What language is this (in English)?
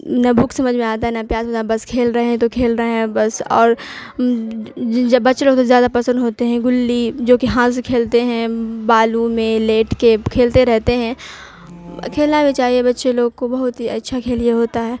Urdu